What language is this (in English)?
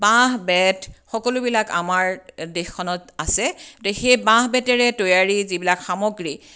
Assamese